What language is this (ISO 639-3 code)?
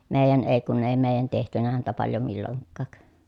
fin